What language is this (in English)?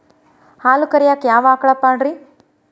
Kannada